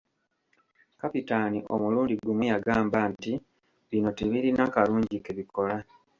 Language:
Ganda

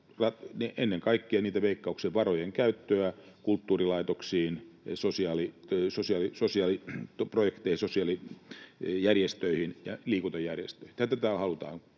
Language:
Finnish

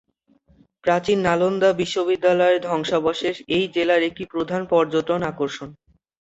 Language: Bangla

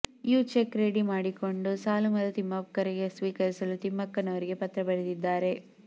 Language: Kannada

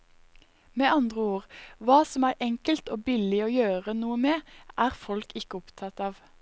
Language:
Norwegian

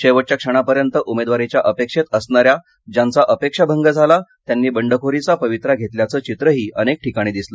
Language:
Marathi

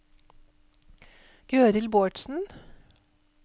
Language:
Norwegian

